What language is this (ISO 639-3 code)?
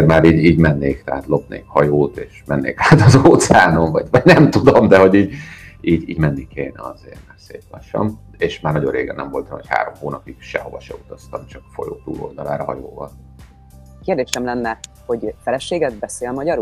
hun